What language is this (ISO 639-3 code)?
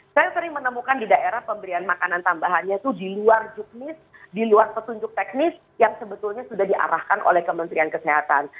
ind